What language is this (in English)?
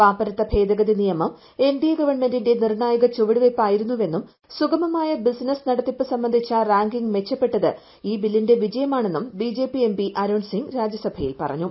Malayalam